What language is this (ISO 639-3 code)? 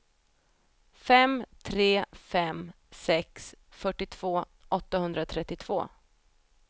swe